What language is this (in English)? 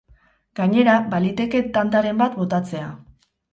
Basque